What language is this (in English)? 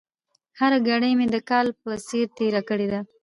Pashto